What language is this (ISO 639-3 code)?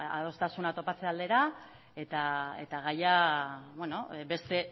eus